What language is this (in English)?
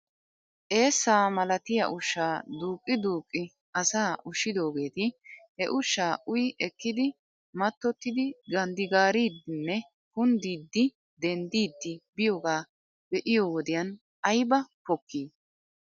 Wolaytta